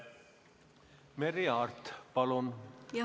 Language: Estonian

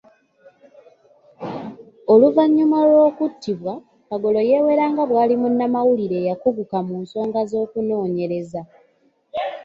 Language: Ganda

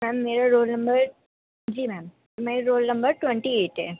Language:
Urdu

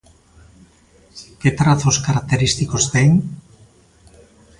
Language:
Galician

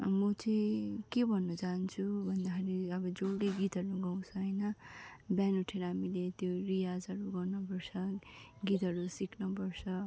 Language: Nepali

